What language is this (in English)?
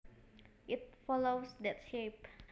Javanese